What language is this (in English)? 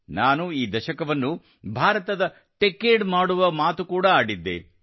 Kannada